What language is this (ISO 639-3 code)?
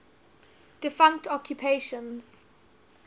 eng